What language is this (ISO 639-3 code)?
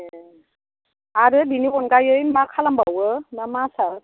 brx